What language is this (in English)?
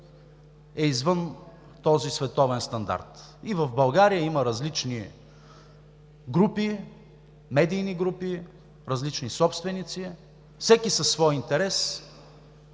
Bulgarian